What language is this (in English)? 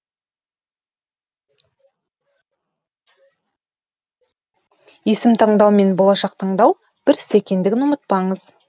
Kazakh